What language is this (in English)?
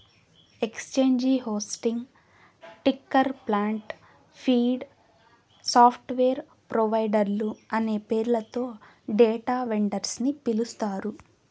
Telugu